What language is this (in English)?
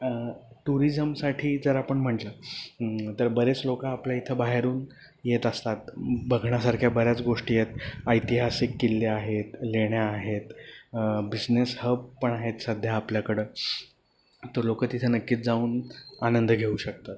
Marathi